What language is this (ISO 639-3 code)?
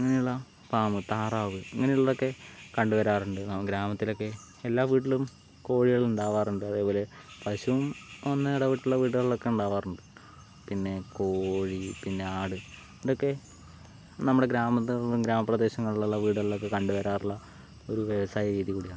mal